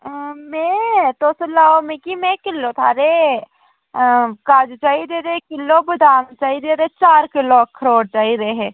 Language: Dogri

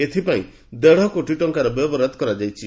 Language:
Odia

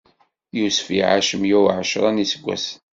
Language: Kabyle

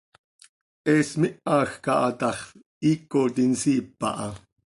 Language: Seri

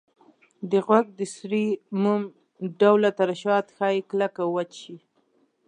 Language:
Pashto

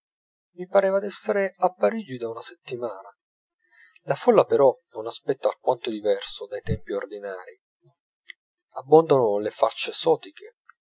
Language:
Italian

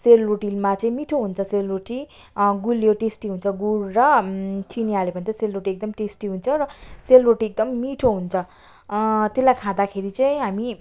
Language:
Nepali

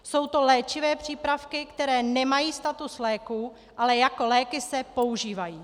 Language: Czech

